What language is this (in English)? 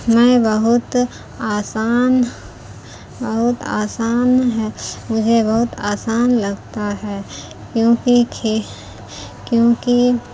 Urdu